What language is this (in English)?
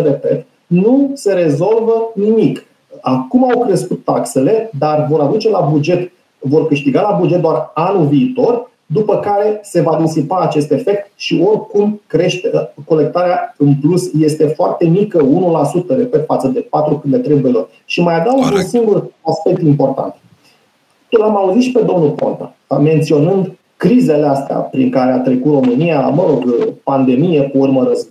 Romanian